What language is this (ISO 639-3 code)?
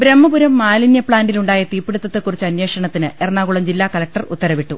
mal